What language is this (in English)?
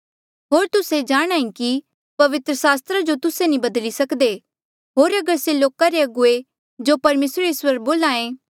Mandeali